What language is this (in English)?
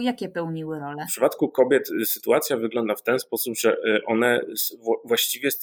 Polish